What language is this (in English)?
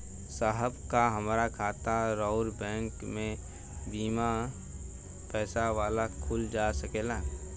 Bhojpuri